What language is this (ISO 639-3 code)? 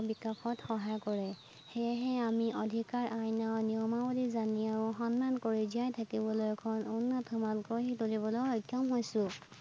asm